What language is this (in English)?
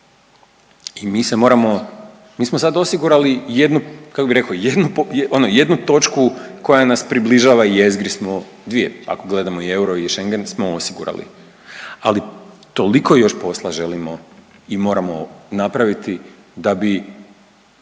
Croatian